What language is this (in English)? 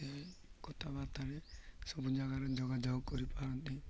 Odia